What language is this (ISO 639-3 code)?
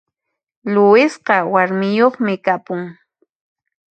qxp